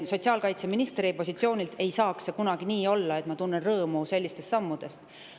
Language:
Estonian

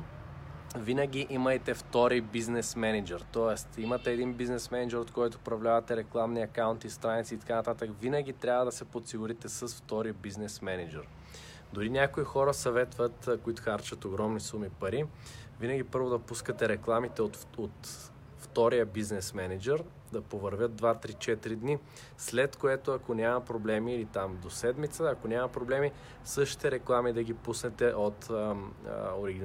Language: Bulgarian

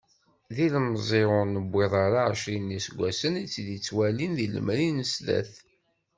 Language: Kabyle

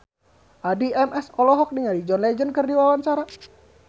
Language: Sundanese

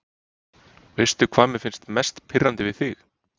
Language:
Icelandic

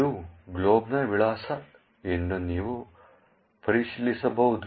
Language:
Kannada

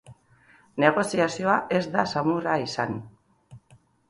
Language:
Basque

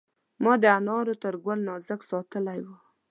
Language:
Pashto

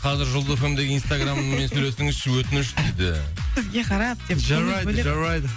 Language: Kazakh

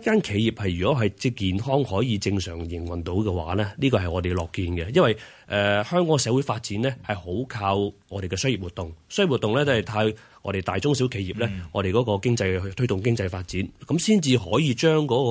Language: Chinese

